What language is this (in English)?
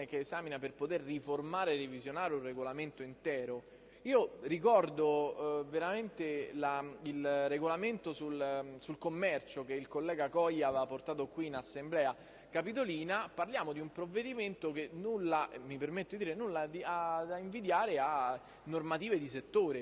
Italian